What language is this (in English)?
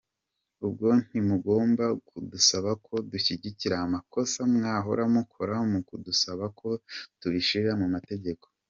Kinyarwanda